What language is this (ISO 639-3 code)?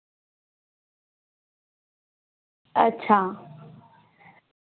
doi